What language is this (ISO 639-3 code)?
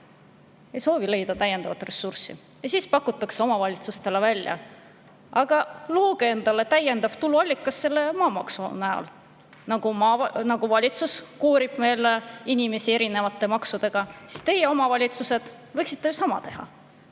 est